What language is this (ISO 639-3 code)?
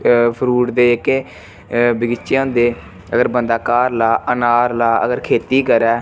doi